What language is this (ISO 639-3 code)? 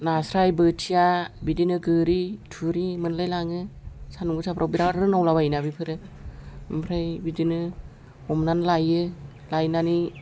brx